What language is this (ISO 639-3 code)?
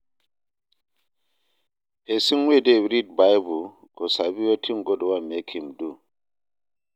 pcm